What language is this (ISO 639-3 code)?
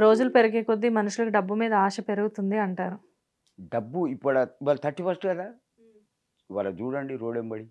tel